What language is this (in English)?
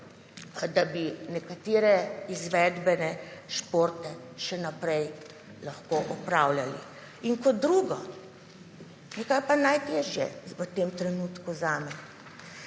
Slovenian